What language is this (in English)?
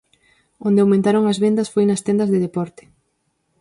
Galician